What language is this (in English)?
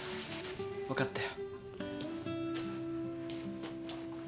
Japanese